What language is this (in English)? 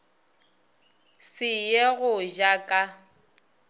Northern Sotho